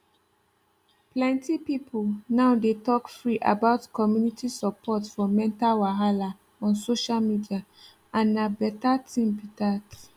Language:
Nigerian Pidgin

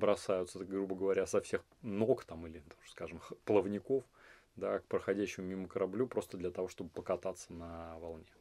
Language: Russian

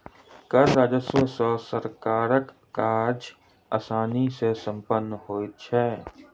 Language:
Maithili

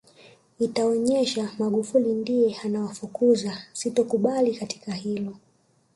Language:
Swahili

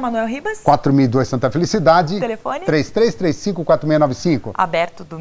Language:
Portuguese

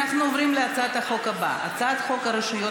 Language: Hebrew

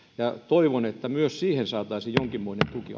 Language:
Finnish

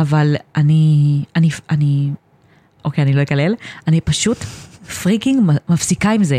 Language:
Hebrew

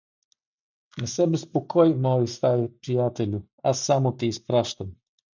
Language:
Bulgarian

